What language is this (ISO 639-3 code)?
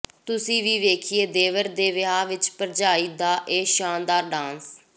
pan